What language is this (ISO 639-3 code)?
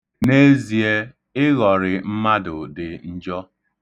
ibo